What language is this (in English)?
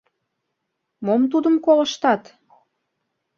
Mari